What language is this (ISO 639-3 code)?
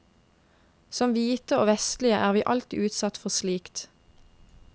nor